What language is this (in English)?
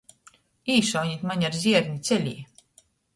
Latgalian